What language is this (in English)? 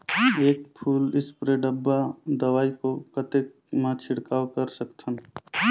Chhattisgarhi